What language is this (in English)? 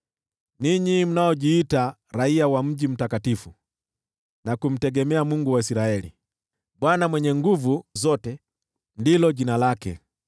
Swahili